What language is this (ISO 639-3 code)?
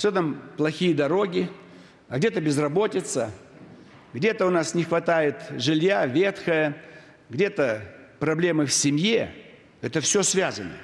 rus